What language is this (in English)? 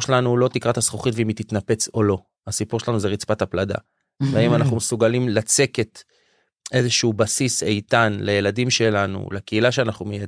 Hebrew